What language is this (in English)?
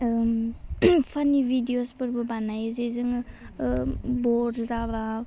Bodo